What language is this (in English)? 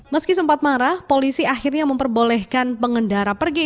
Indonesian